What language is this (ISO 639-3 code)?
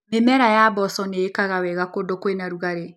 kik